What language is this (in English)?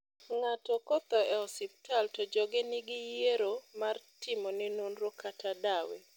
Luo (Kenya and Tanzania)